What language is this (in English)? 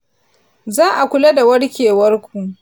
Hausa